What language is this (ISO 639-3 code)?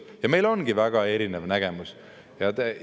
est